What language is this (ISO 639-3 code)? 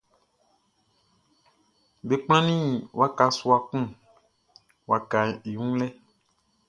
bci